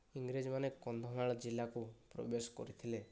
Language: Odia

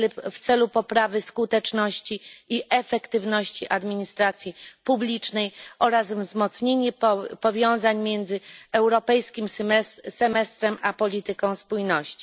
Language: Polish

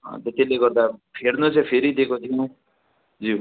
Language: Nepali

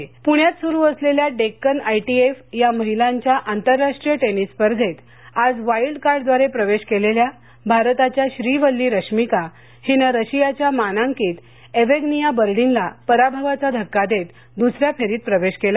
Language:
Marathi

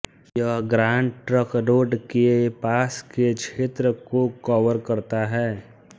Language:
Hindi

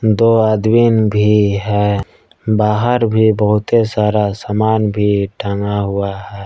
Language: Hindi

